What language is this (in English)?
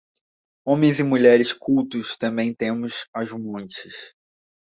Portuguese